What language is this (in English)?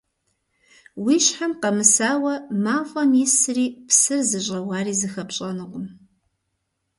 Kabardian